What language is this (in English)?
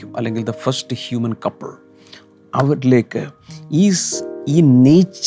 Malayalam